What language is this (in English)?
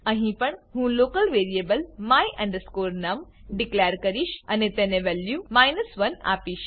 Gujarati